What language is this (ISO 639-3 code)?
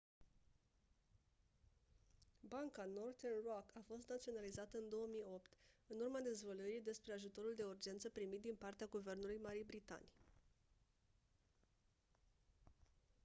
ron